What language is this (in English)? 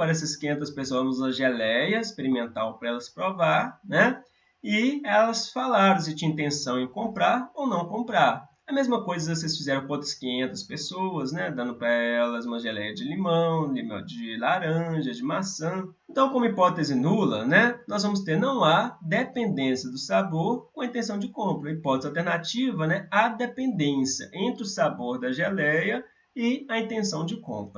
Portuguese